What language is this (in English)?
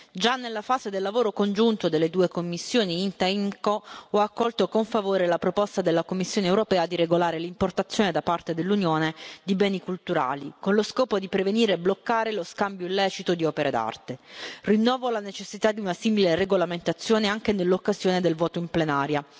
Italian